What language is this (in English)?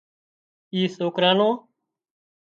Wadiyara Koli